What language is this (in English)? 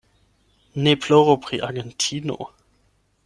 Esperanto